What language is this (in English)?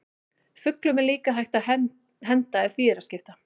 Icelandic